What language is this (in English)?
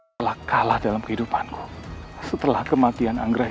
Indonesian